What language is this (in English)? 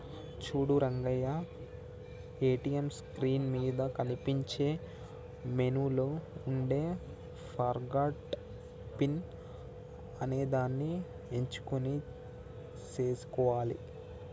Telugu